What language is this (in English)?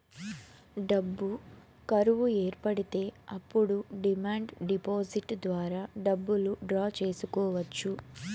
Telugu